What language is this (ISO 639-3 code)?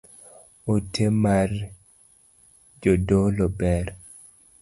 luo